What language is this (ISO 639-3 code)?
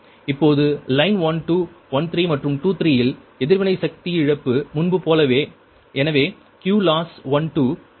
tam